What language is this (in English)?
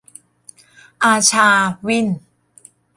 Thai